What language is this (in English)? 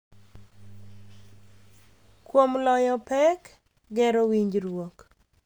Luo (Kenya and Tanzania)